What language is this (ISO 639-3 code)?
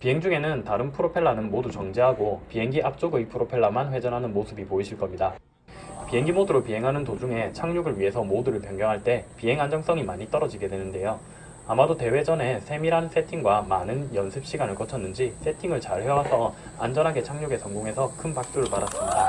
kor